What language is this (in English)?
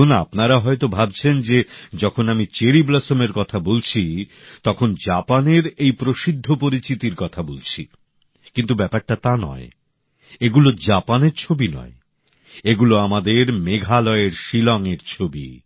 Bangla